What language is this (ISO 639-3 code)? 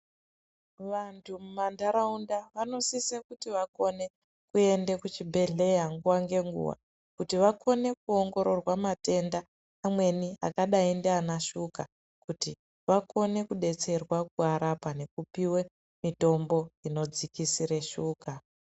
ndc